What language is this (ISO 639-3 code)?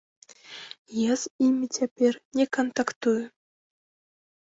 bel